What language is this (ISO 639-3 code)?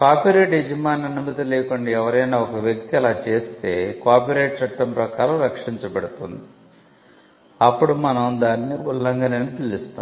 tel